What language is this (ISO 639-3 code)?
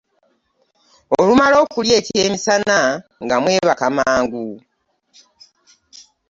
lug